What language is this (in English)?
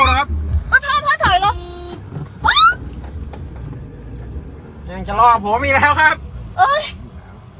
Thai